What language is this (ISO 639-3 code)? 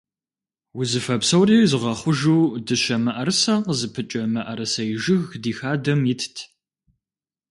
kbd